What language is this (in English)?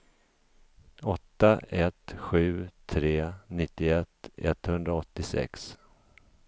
Swedish